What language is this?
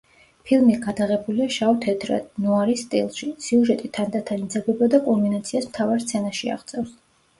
Georgian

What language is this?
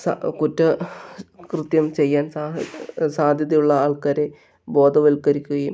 Malayalam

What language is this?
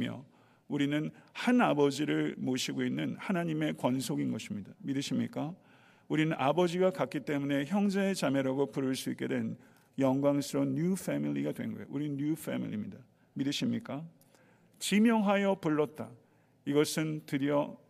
Korean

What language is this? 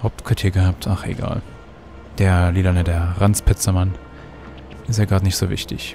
German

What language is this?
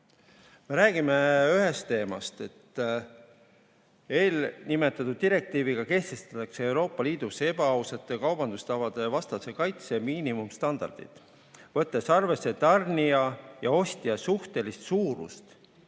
Estonian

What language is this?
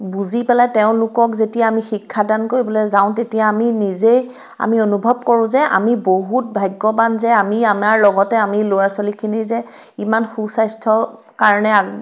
Assamese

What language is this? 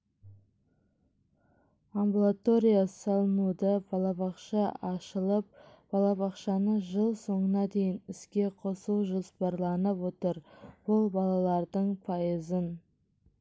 Kazakh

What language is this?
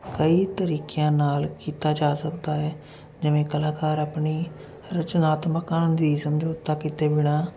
Punjabi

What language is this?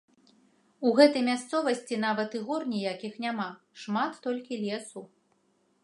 Belarusian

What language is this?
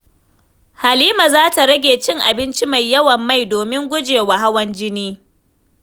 Hausa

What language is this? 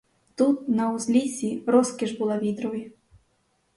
Ukrainian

